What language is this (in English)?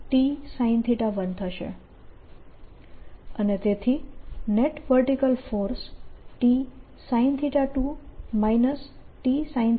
Gujarati